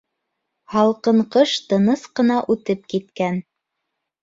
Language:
Bashkir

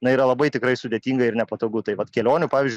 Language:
Lithuanian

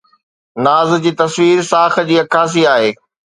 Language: Sindhi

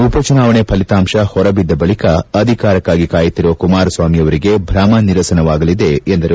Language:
Kannada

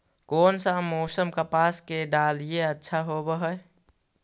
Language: Magahi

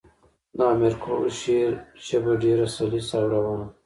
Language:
Pashto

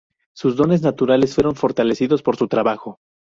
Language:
Spanish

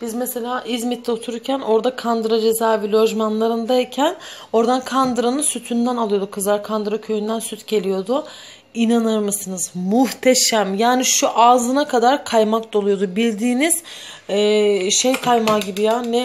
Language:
Turkish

